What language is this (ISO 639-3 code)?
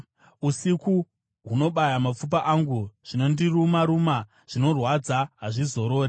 sna